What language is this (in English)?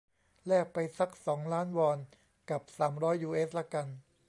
Thai